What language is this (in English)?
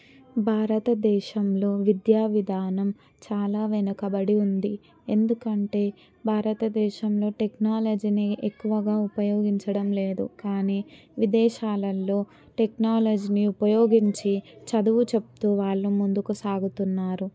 Telugu